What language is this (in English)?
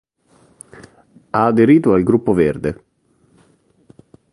Italian